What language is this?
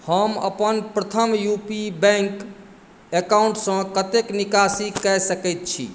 Maithili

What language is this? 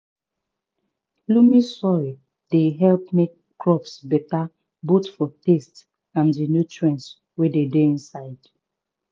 Nigerian Pidgin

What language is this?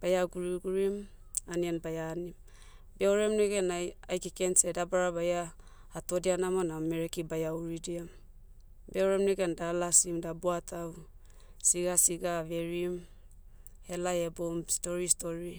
Motu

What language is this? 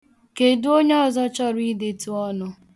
Igbo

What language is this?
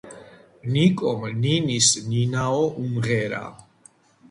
Georgian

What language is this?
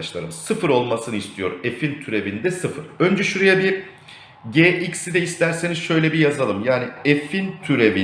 Turkish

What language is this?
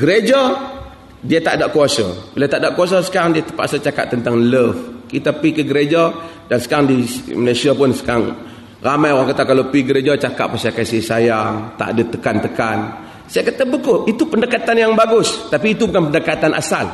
Malay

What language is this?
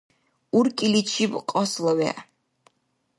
Dargwa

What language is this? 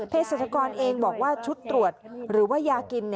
Thai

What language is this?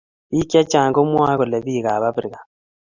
Kalenjin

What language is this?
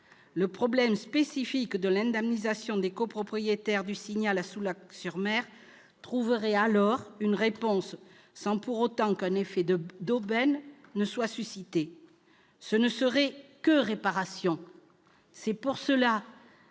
French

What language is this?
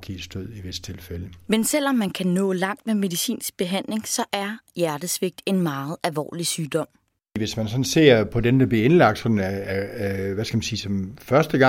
Danish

